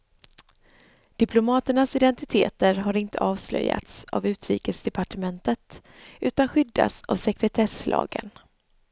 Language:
Swedish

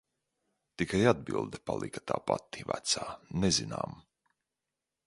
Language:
Latvian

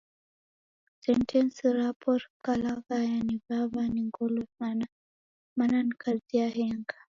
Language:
Taita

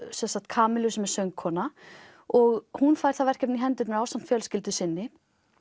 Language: Icelandic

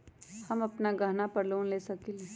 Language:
Magahi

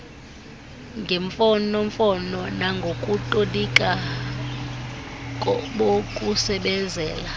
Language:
Xhosa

